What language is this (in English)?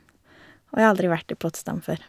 Norwegian